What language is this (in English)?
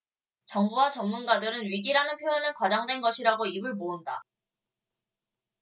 Korean